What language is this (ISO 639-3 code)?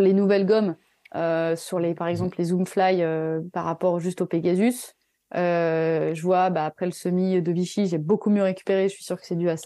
fra